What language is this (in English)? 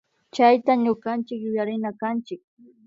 Imbabura Highland Quichua